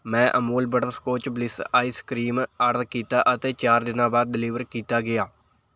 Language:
Punjabi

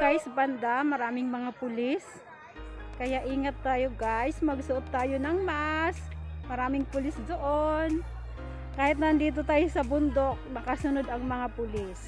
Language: Filipino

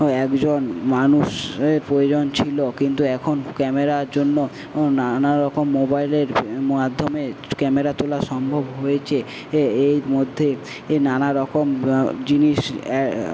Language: Bangla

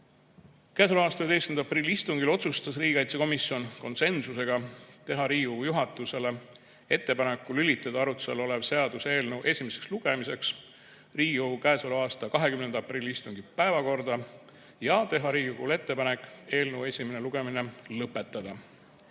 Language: Estonian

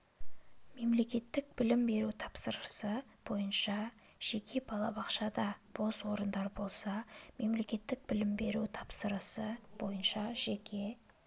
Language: Kazakh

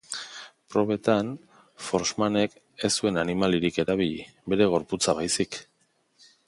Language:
Basque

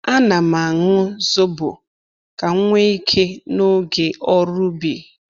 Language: Igbo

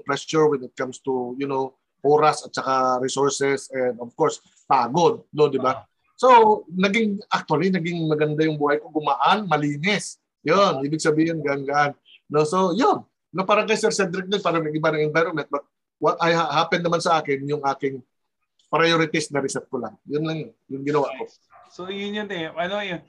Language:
Filipino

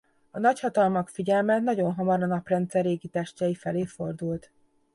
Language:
Hungarian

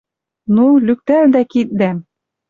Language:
Western Mari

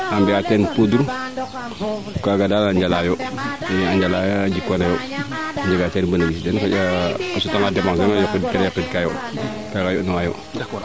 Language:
Serer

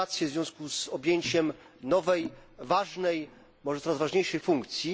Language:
Polish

